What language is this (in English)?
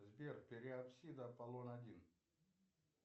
Russian